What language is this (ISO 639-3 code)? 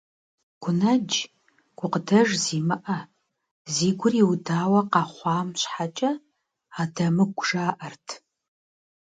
kbd